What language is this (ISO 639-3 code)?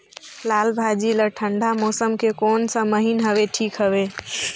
hne